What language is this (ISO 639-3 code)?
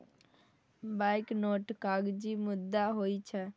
mai